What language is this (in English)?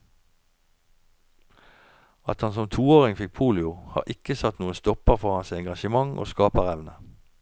Norwegian